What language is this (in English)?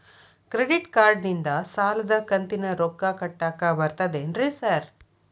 Kannada